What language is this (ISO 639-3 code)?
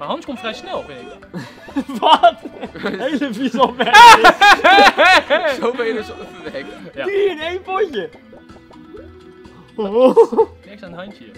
nld